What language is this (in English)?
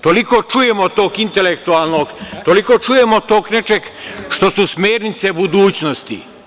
Serbian